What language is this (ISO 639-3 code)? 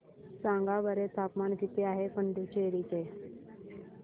mar